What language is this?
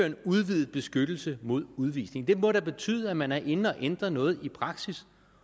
Danish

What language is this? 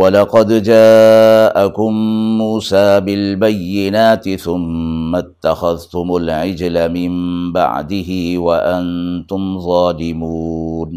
Urdu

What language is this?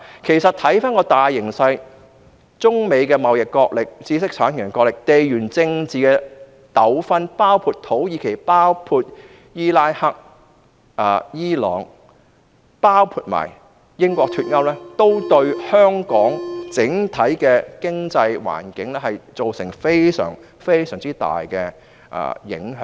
Cantonese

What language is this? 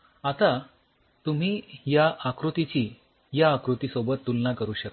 Marathi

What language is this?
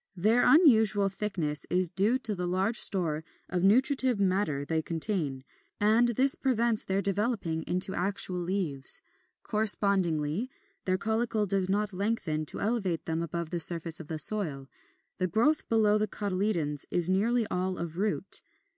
English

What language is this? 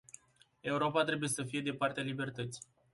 Romanian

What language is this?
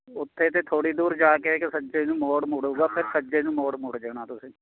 Punjabi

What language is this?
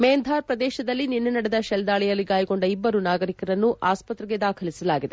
Kannada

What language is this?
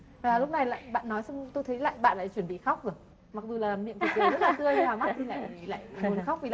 Vietnamese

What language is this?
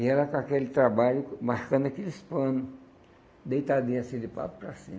Portuguese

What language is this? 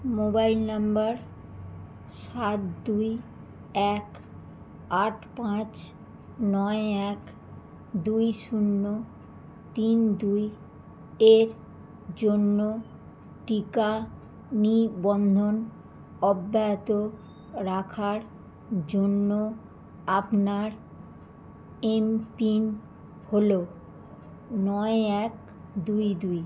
Bangla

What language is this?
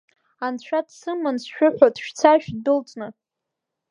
Abkhazian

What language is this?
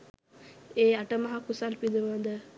Sinhala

